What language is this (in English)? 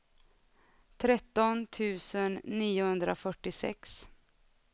Swedish